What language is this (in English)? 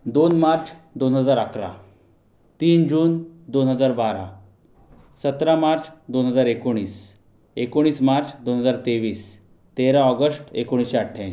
Marathi